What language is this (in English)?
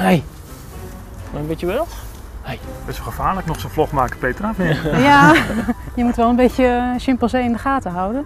Dutch